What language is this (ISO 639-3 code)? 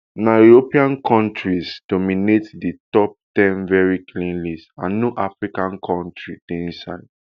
pcm